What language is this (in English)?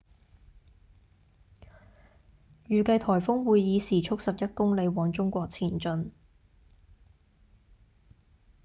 Cantonese